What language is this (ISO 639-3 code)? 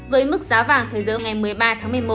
vie